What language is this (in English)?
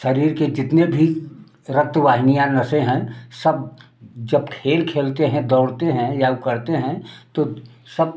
Hindi